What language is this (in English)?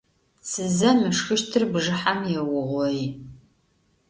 Adyghe